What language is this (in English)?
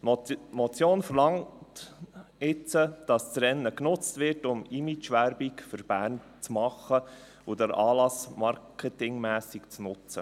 Swiss German